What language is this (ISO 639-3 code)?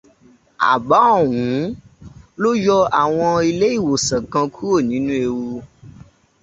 yor